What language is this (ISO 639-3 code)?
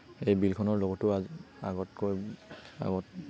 asm